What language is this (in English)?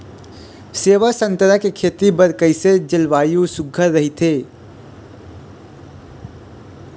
Chhattisgarhi